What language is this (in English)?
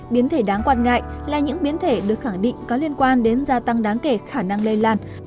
Vietnamese